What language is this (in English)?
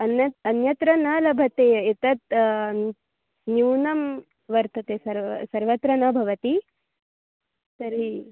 Sanskrit